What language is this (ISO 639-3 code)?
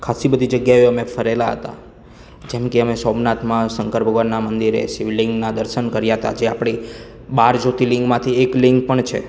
guj